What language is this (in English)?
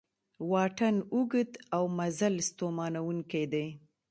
Pashto